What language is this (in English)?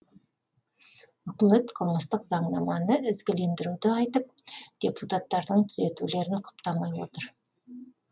Kazakh